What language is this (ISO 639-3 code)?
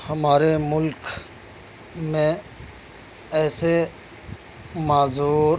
urd